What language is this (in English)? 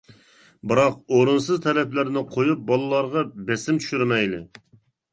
Uyghur